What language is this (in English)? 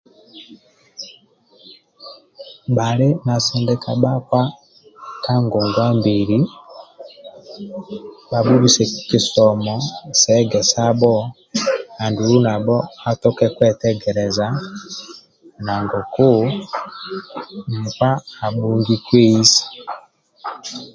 Amba (Uganda)